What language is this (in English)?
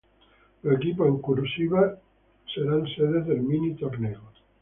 Spanish